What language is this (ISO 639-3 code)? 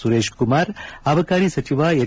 kan